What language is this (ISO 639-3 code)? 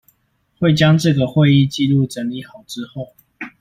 zho